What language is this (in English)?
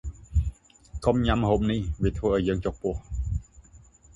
Khmer